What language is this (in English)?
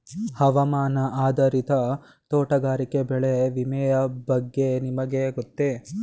Kannada